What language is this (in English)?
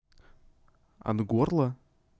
Russian